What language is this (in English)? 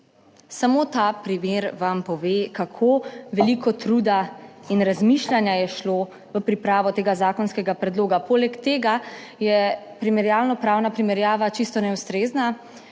Slovenian